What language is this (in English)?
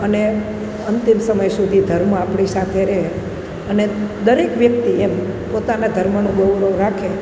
Gujarati